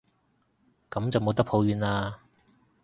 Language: Cantonese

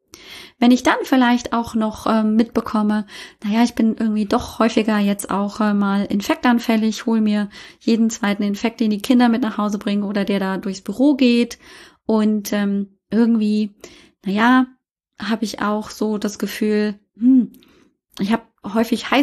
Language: German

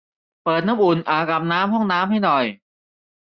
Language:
Thai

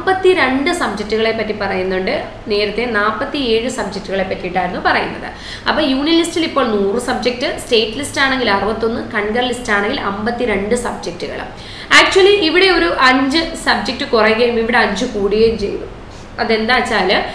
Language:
Malayalam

